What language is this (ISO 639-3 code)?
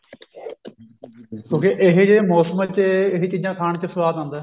pan